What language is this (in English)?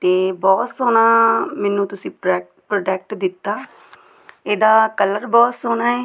Punjabi